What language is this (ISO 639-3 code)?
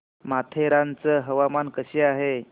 mar